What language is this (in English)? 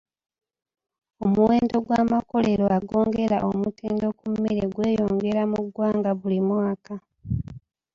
Ganda